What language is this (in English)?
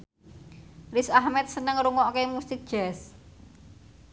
Javanese